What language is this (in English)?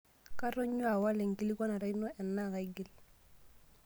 Masai